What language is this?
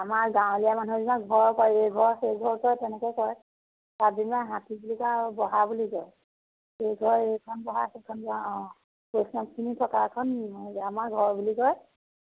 Assamese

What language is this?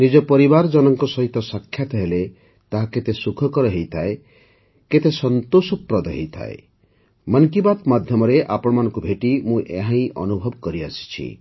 Odia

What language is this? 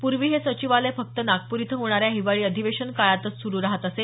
Marathi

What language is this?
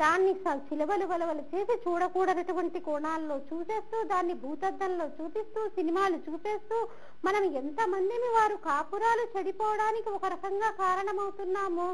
Hindi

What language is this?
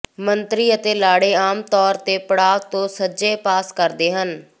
Punjabi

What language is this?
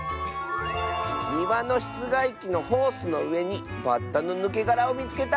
Japanese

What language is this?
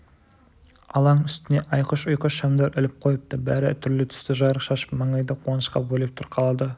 Kazakh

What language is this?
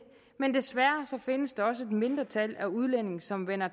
Danish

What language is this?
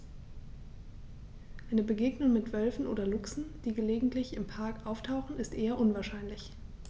German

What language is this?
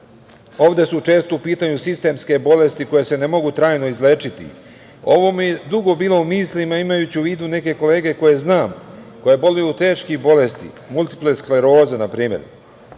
Serbian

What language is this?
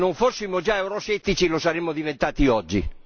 Italian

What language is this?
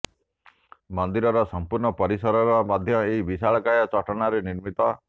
Odia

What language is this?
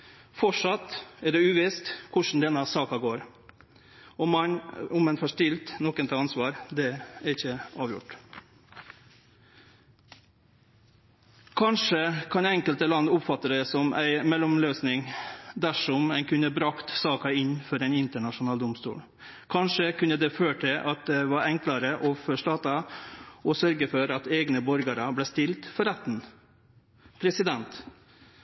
Norwegian Nynorsk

